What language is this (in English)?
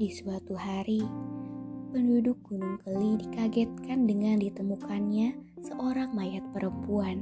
Indonesian